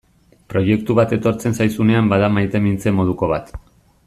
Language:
Basque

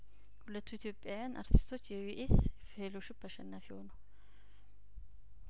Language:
Amharic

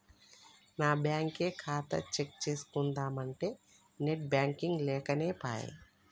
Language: Telugu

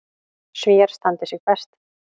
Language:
Icelandic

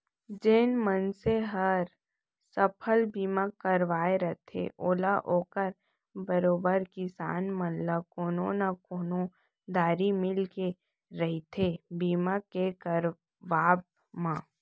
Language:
Chhattisgarhi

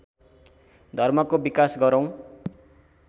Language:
Nepali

